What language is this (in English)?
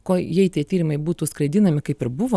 Lithuanian